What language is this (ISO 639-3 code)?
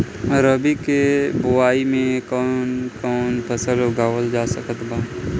bho